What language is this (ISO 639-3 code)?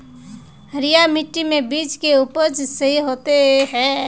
mag